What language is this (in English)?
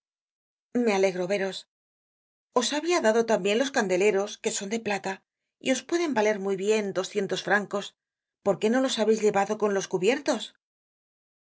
Spanish